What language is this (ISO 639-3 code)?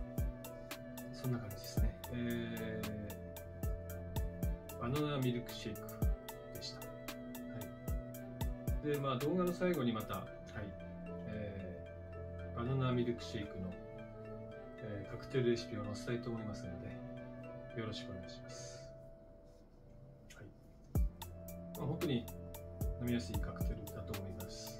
jpn